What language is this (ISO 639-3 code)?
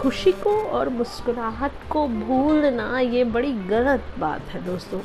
hin